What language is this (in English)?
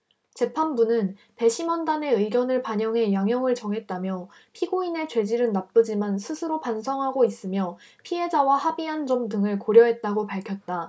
Korean